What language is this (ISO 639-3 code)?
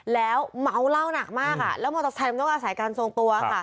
tha